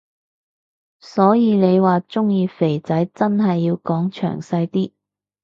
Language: Cantonese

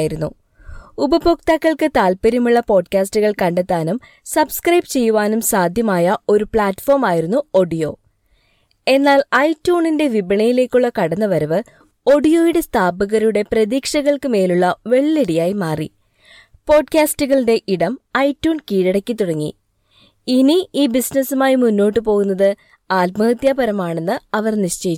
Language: Malayalam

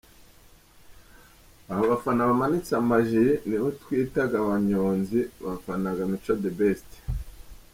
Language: Kinyarwanda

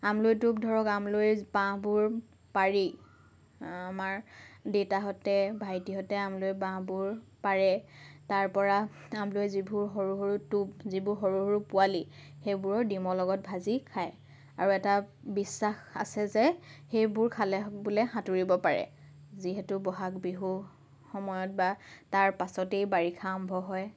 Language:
Assamese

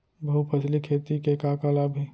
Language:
Chhattisgarhi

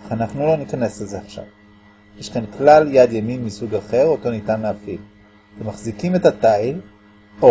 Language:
Hebrew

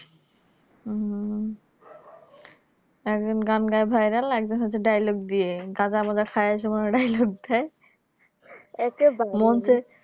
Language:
Bangla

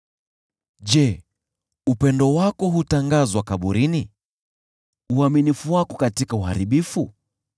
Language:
Swahili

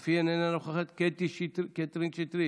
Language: Hebrew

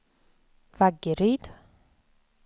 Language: Swedish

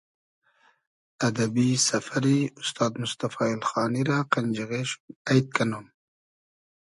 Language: Hazaragi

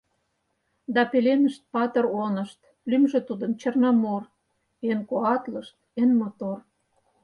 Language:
Mari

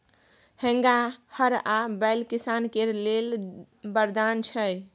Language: Maithili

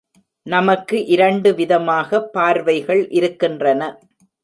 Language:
Tamil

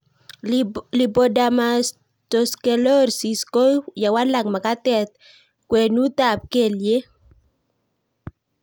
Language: Kalenjin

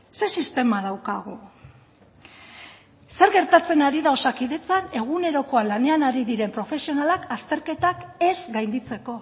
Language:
Basque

